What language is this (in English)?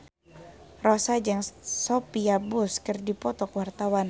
Sundanese